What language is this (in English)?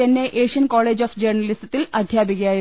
Malayalam